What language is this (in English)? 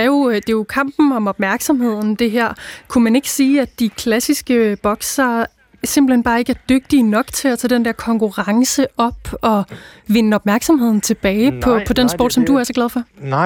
Danish